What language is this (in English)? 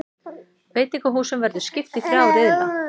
Icelandic